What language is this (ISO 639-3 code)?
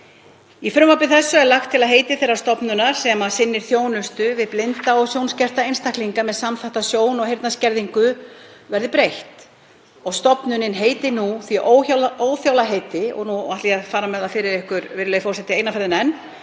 isl